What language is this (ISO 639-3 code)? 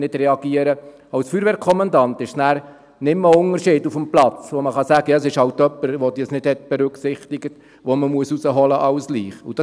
gsw